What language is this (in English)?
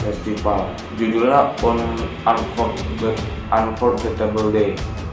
Indonesian